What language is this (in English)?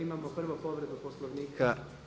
Croatian